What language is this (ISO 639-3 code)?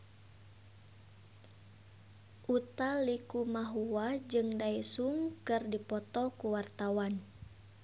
sun